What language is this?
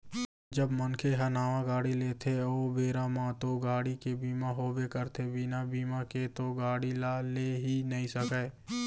Chhattisgarhi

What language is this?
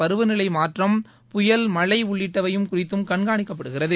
Tamil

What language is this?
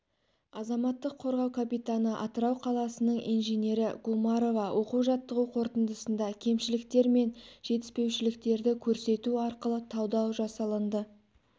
Kazakh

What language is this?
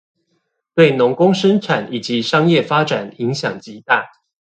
Chinese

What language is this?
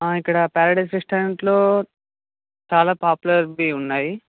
Telugu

